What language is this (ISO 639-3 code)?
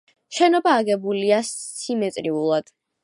kat